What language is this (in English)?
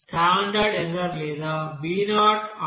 Telugu